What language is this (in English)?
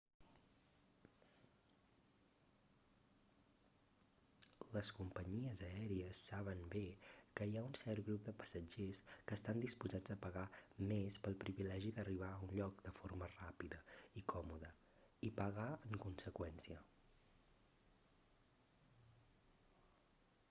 Catalan